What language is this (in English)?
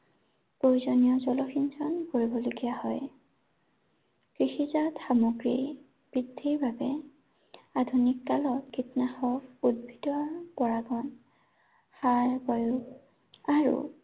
Assamese